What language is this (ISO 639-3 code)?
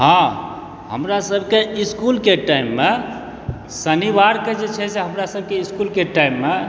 mai